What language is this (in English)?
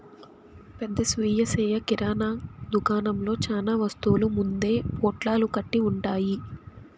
Telugu